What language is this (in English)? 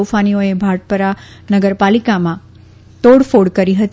Gujarati